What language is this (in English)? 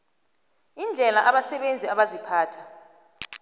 South Ndebele